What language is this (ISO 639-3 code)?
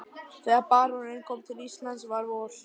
isl